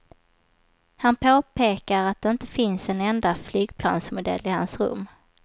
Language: Swedish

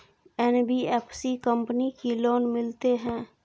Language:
Maithili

